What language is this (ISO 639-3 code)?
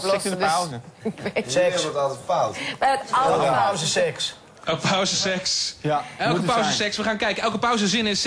nld